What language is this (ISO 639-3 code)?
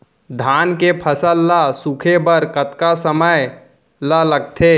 hne